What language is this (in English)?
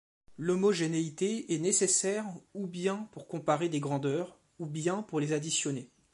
French